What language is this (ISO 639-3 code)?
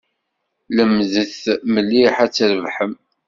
kab